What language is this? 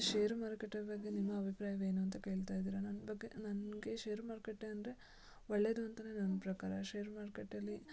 Kannada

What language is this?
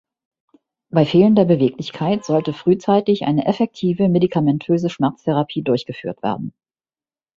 German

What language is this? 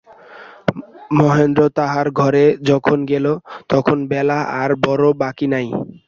Bangla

